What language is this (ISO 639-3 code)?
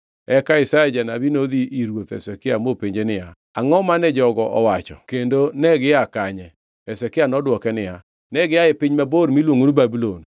luo